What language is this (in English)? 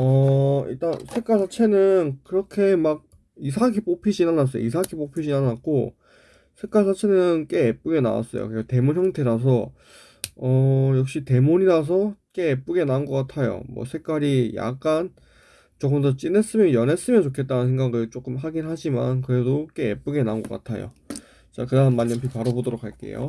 Korean